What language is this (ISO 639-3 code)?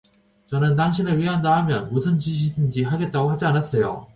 kor